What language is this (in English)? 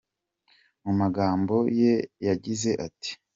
Kinyarwanda